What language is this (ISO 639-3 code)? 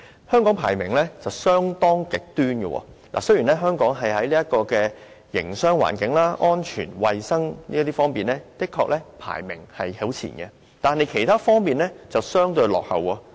yue